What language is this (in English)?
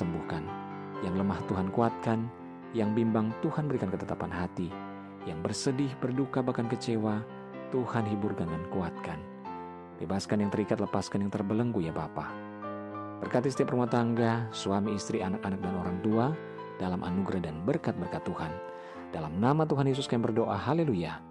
Indonesian